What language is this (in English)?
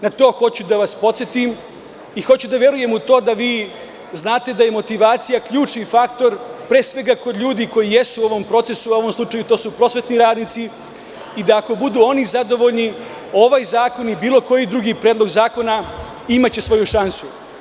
Serbian